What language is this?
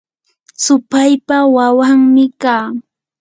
Yanahuanca Pasco Quechua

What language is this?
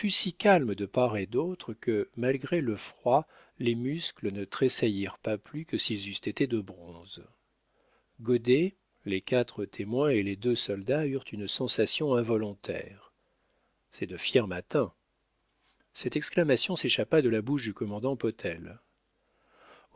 French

